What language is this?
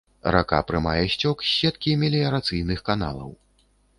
Belarusian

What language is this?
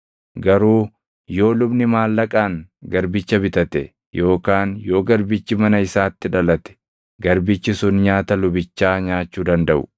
Oromo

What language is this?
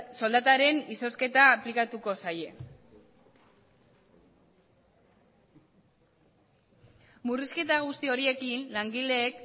Basque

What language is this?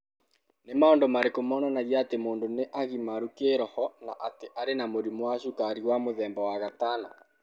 Kikuyu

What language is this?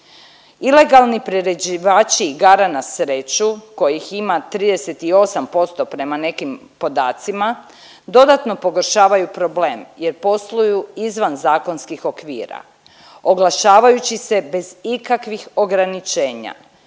Croatian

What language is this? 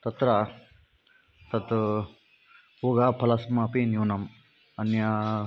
Sanskrit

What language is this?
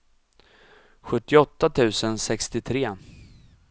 Swedish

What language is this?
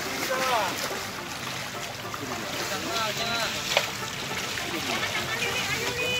Indonesian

